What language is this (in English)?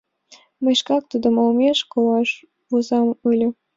Mari